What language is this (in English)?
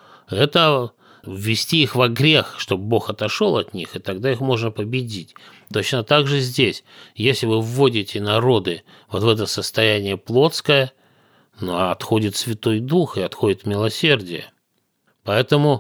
Russian